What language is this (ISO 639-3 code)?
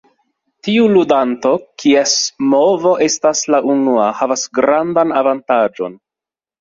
epo